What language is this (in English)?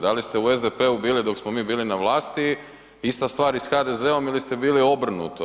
Croatian